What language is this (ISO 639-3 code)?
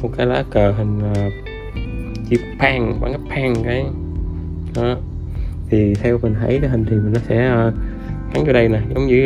vie